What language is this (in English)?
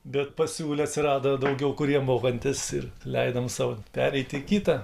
Lithuanian